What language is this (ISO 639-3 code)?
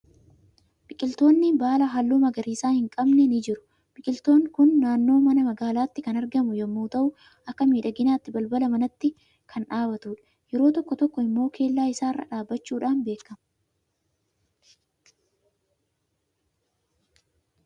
orm